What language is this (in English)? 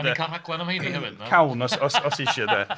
Welsh